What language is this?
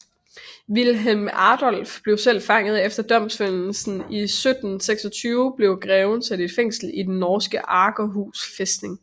Danish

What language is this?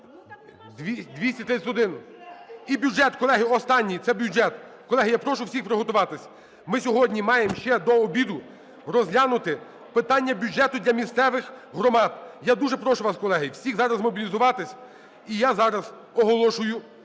Ukrainian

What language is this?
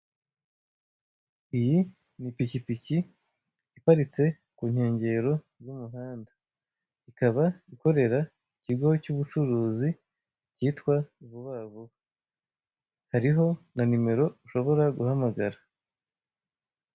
Kinyarwanda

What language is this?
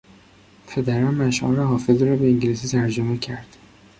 Persian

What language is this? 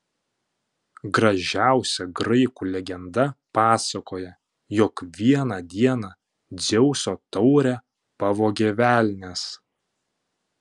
Lithuanian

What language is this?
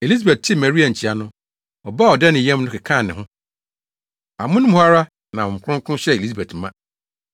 Akan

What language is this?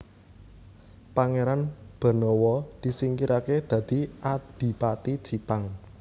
Javanese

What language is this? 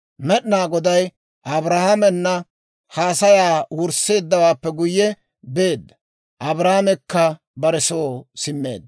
Dawro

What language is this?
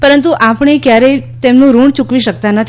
Gujarati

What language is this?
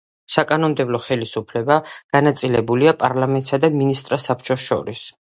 Georgian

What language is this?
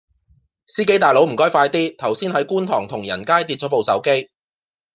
Cantonese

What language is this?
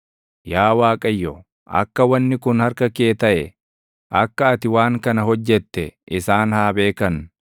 Oromo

